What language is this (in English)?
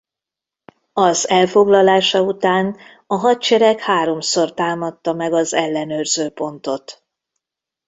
Hungarian